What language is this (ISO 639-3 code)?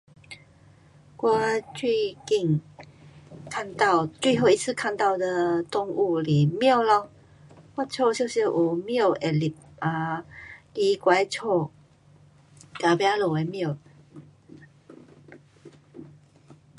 cpx